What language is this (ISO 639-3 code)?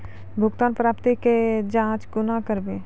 mai